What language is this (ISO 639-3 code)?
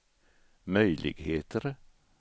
swe